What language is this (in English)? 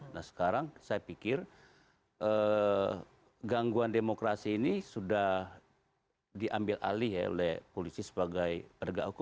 Indonesian